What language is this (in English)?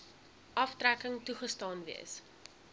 Afrikaans